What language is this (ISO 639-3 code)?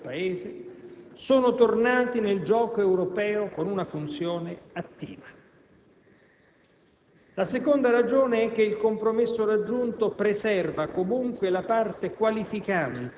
ita